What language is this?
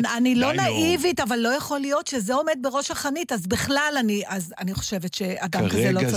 Hebrew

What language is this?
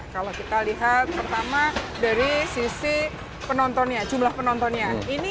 Indonesian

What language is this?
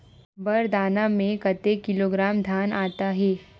Chhattisgarhi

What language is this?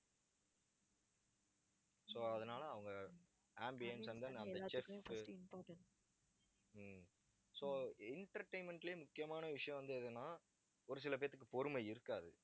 Tamil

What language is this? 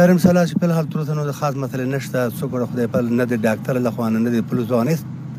Urdu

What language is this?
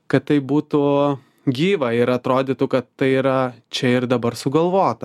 Lithuanian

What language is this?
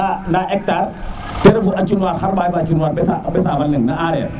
Serer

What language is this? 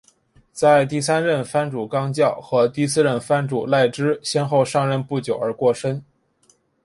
Chinese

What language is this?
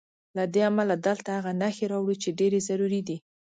Pashto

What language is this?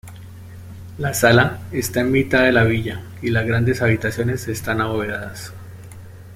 Spanish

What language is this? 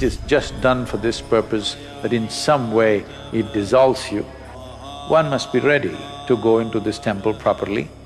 English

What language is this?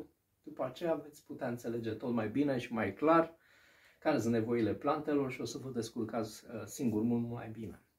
Romanian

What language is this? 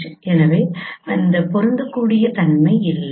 Tamil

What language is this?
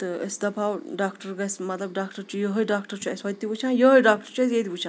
Kashmiri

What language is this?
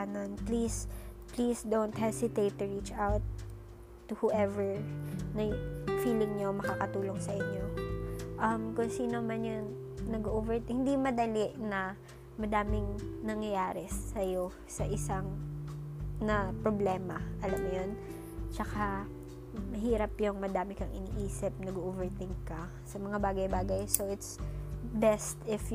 Filipino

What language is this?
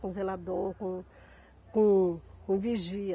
Portuguese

